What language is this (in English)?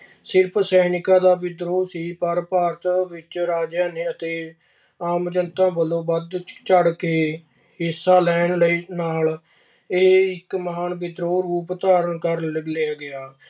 Punjabi